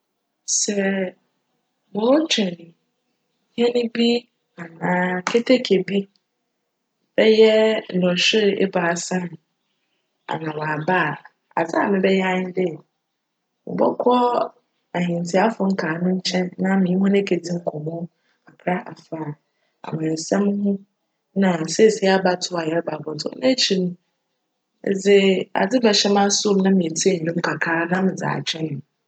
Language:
Akan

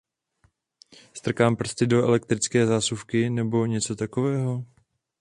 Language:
Czech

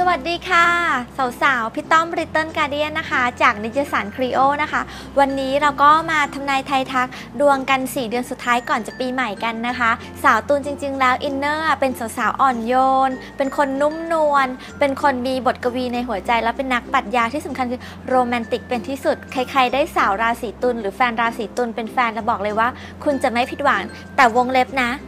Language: Thai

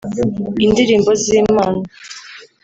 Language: Kinyarwanda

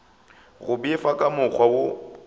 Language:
Northern Sotho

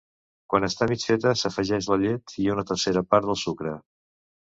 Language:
Catalan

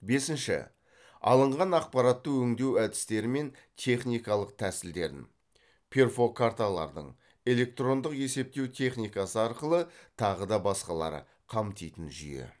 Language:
Kazakh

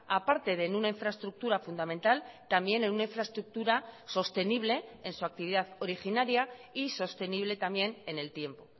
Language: Spanish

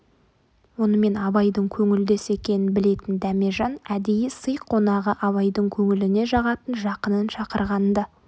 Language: Kazakh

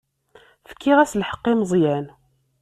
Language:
Kabyle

